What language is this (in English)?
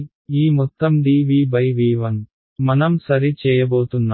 Telugu